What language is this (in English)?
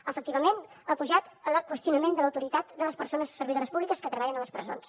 Catalan